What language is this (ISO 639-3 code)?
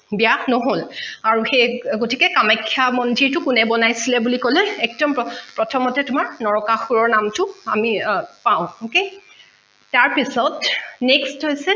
asm